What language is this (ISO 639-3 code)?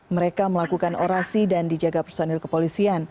ind